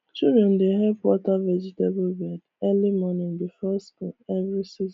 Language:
Nigerian Pidgin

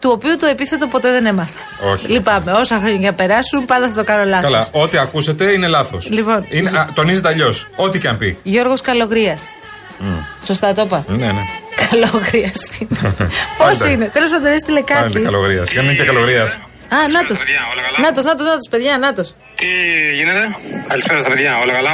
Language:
Greek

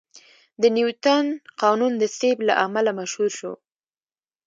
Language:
Pashto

